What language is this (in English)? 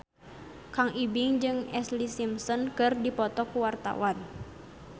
Sundanese